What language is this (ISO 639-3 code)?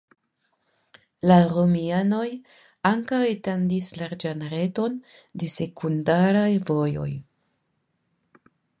epo